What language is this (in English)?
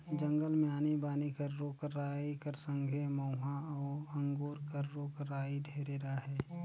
Chhattisgarhi